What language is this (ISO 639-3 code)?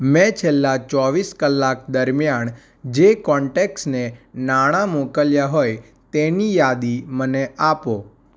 guj